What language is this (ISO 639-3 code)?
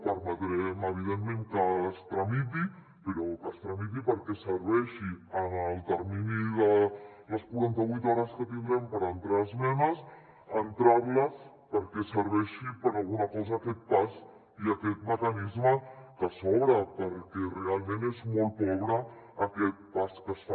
cat